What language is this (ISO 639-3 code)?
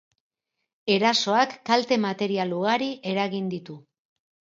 eus